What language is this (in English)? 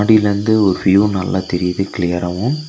Tamil